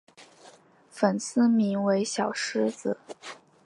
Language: Chinese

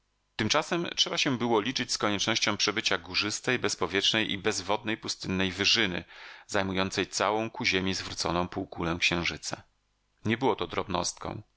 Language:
Polish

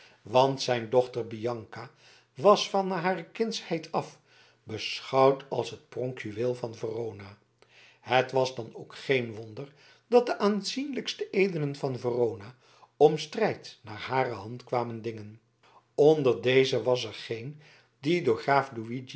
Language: Dutch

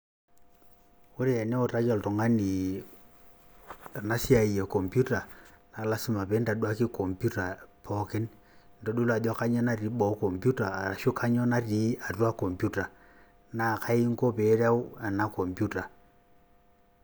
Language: Masai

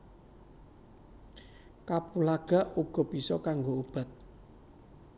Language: Javanese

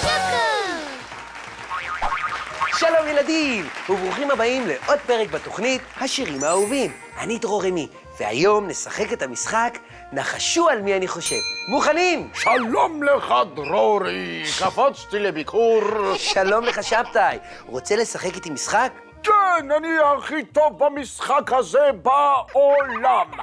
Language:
Hebrew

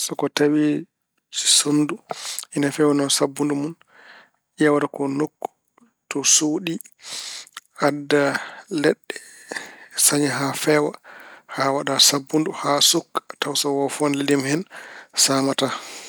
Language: Fula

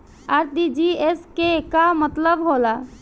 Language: Bhojpuri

